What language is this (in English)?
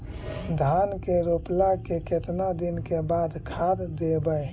Magahi